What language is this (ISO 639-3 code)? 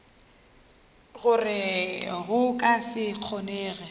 nso